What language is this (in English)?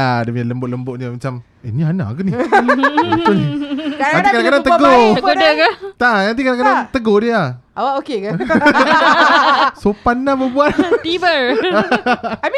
Malay